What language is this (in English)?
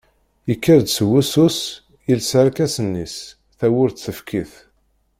Kabyle